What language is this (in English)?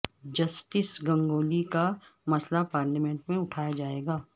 Urdu